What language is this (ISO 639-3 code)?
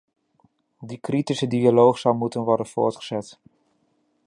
nld